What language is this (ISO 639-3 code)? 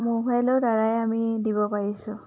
asm